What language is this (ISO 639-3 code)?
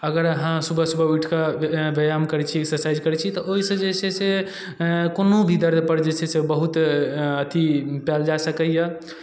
mai